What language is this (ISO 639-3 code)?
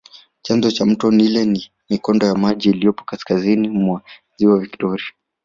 swa